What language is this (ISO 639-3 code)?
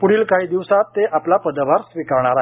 mar